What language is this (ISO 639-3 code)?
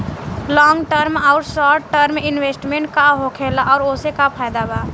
bho